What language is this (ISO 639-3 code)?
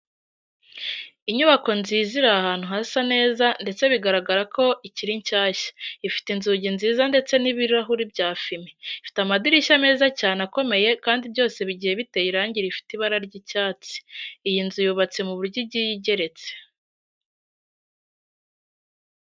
kin